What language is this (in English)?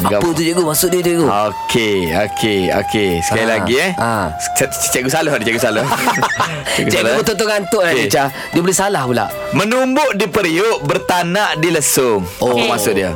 Malay